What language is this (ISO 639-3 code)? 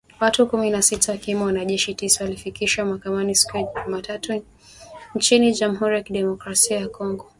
swa